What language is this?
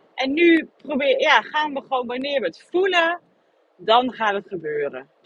Dutch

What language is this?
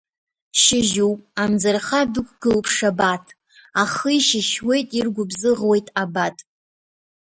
Abkhazian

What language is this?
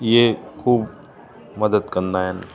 Sindhi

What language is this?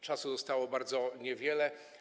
Polish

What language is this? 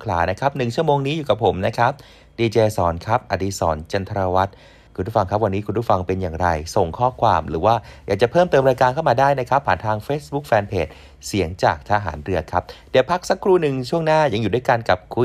Thai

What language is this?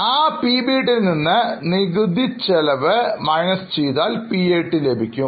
Malayalam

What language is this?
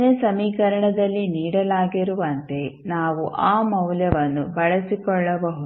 Kannada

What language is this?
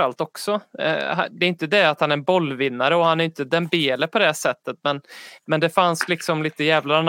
Swedish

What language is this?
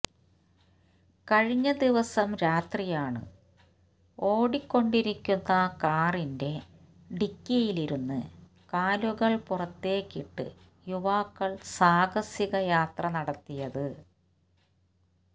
Malayalam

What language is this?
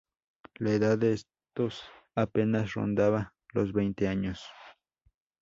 Spanish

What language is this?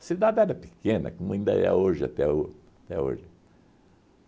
Portuguese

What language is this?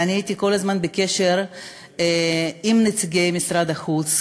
Hebrew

